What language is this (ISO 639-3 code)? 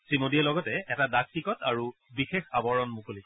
asm